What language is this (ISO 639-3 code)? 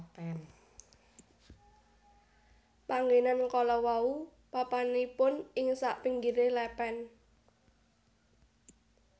jav